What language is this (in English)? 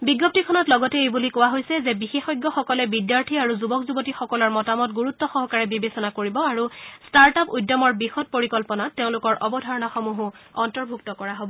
Assamese